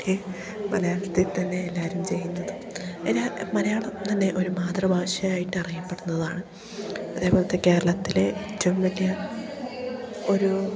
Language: Malayalam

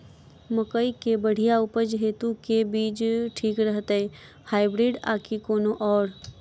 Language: Maithili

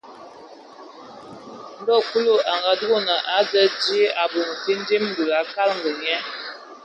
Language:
Ewondo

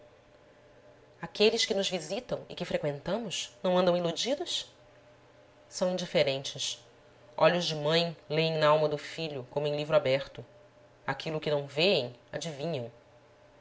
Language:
Portuguese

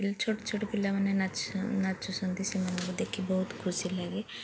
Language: Odia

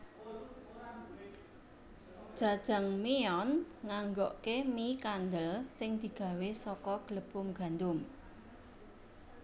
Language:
Javanese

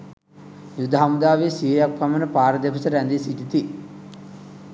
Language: Sinhala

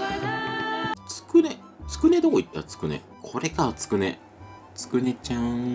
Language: Japanese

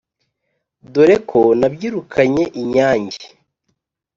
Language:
Kinyarwanda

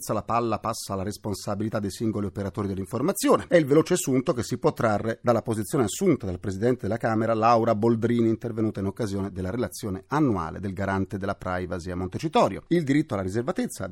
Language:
Italian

